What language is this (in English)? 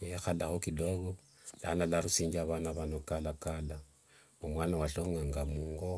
Wanga